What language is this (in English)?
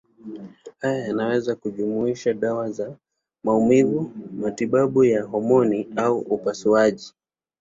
Swahili